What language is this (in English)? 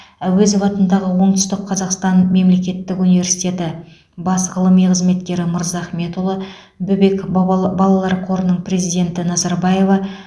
Kazakh